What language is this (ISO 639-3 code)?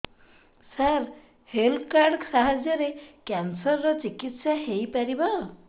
ori